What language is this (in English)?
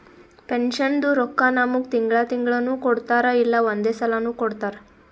Kannada